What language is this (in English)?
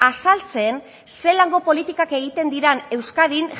Basque